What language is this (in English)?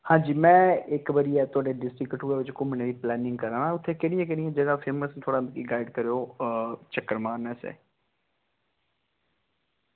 Dogri